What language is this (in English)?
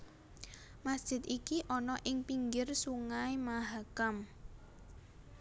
Javanese